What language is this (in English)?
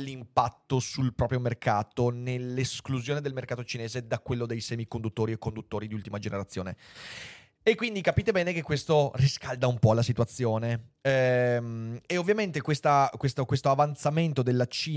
Italian